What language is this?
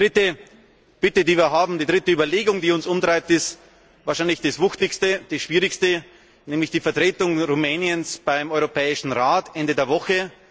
German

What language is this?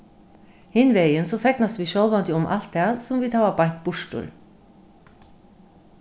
Faroese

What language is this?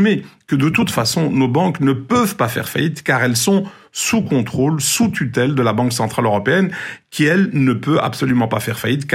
French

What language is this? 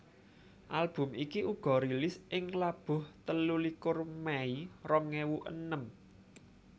Javanese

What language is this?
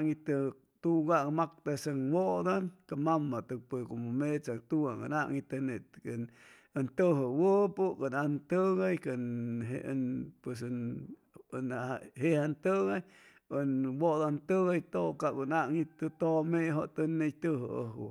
Chimalapa Zoque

